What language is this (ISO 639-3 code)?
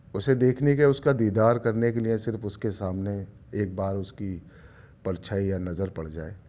urd